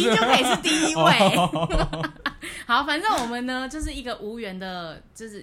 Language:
Chinese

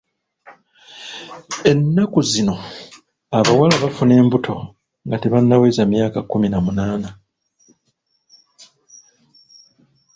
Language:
Ganda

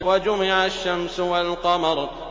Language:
Arabic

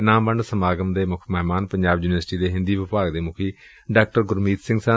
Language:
Punjabi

